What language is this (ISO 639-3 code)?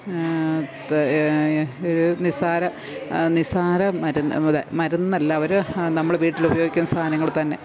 mal